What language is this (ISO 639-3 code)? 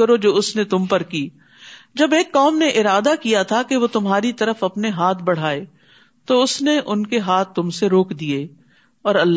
urd